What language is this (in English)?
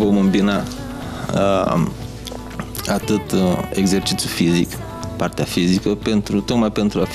Romanian